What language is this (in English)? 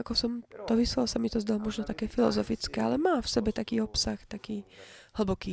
Slovak